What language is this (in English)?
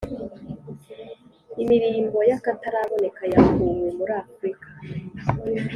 Kinyarwanda